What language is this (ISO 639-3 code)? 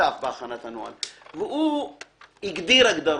heb